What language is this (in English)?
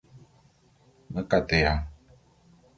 Bulu